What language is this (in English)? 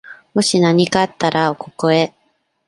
Japanese